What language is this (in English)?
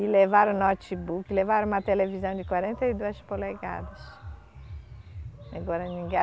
Portuguese